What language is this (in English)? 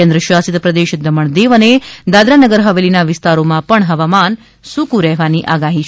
Gujarati